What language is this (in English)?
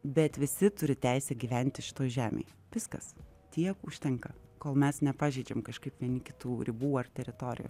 Lithuanian